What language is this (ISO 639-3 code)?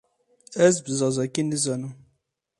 kur